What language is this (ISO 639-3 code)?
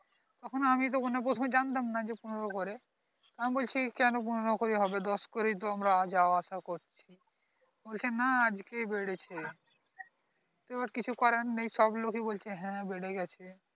ben